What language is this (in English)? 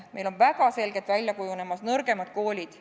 Estonian